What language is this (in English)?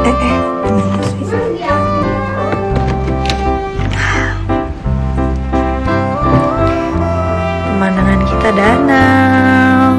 Indonesian